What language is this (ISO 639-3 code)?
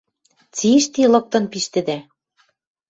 mrj